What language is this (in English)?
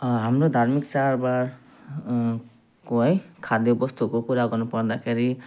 Nepali